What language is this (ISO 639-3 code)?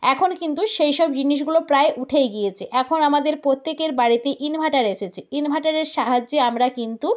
ben